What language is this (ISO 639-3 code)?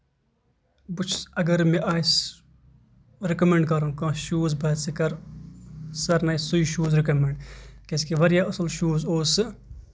kas